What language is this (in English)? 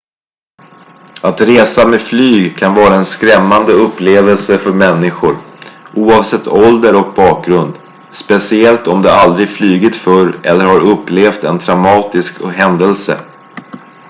Swedish